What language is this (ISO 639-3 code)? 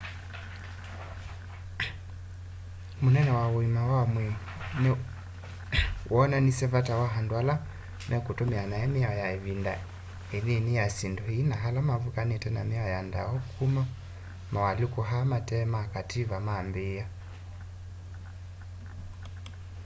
kam